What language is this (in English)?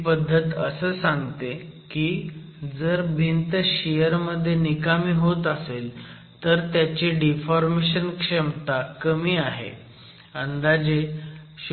Marathi